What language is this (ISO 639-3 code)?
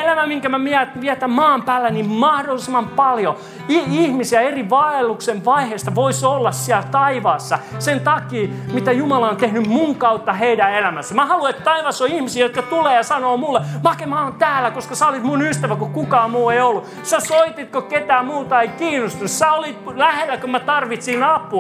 fin